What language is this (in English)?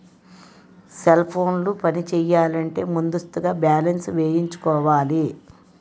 Telugu